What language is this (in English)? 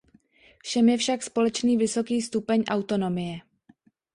Czech